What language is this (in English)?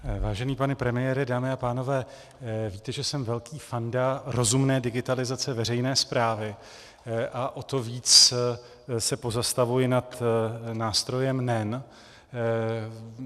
Czech